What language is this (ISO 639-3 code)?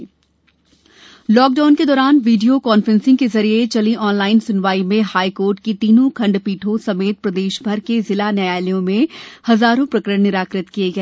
hin